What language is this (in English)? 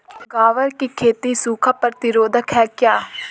Hindi